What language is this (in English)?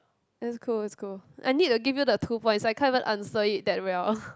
English